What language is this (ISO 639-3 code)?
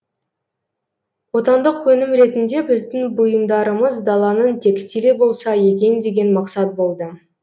kaz